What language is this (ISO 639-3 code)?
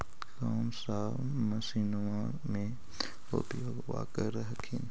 mag